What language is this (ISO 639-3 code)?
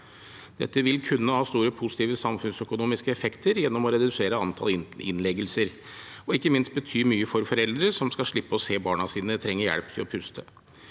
nor